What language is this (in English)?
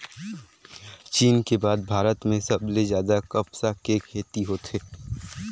Chhattisgarhi